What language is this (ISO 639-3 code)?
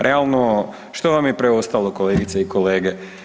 hrv